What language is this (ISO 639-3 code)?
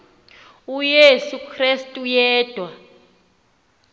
xho